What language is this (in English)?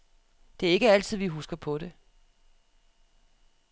Danish